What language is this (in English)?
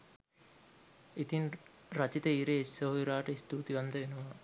Sinhala